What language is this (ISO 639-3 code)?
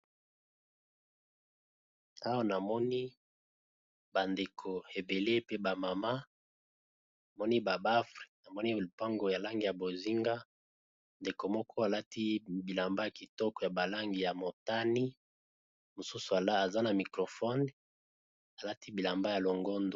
lin